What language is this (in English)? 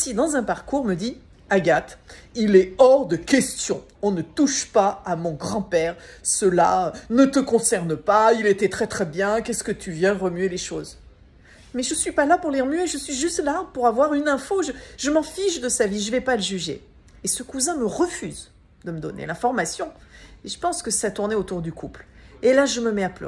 French